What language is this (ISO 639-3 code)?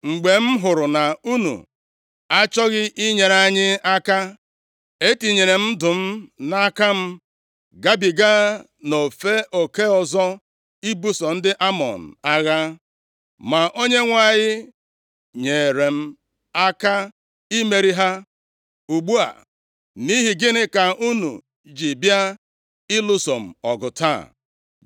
ibo